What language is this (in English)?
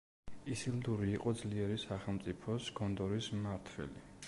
Georgian